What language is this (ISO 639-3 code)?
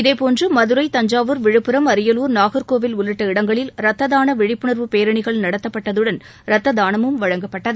tam